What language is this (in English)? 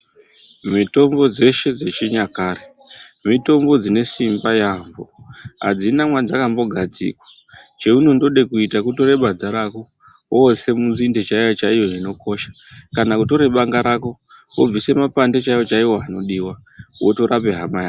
Ndau